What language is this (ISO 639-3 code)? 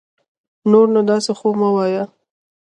pus